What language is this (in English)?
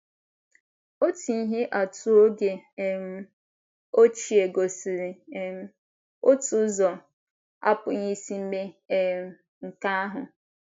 Igbo